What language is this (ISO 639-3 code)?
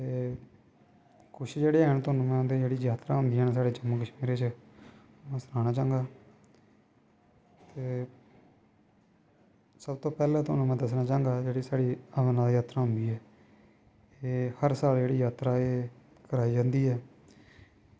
doi